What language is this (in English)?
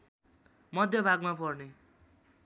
Nepali